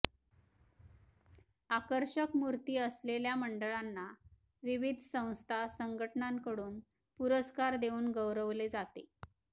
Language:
Marathi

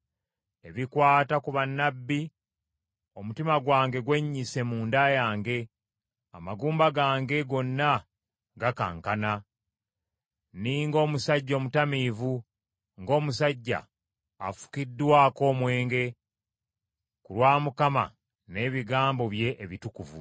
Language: Ganda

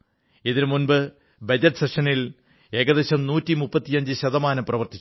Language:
Malayalam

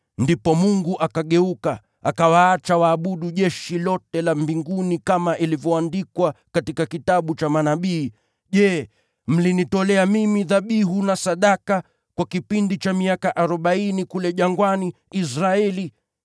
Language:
Swahili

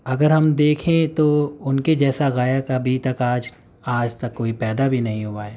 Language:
Urdu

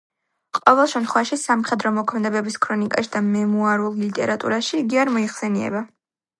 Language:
Georgian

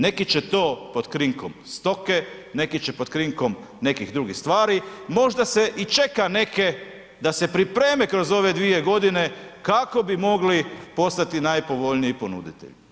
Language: Croatian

